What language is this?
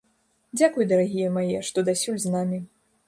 Belarusian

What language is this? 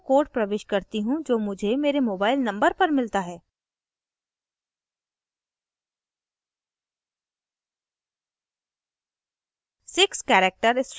Hindi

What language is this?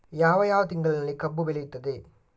Kannada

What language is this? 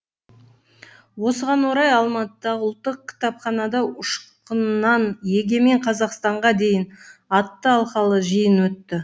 Kazakh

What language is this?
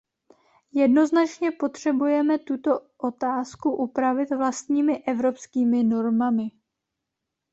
Czech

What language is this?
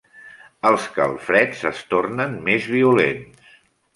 Catalan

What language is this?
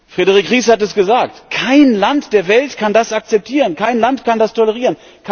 German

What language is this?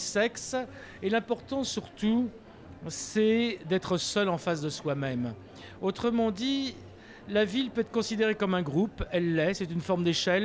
French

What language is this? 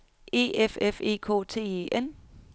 Danish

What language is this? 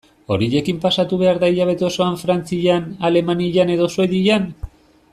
Basque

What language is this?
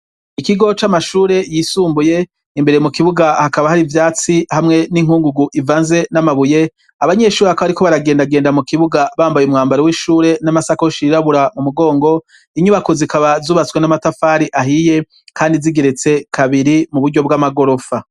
Rundi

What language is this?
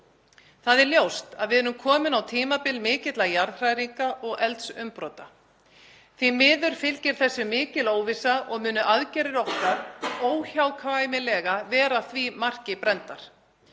Icelandic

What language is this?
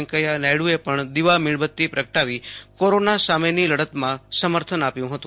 Gujarati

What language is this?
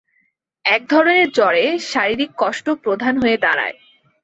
Bangla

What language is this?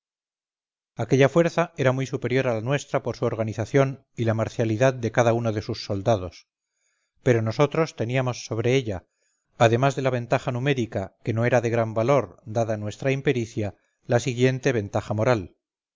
Spanish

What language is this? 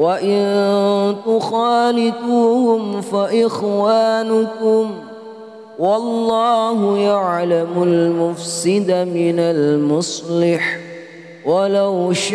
Arabic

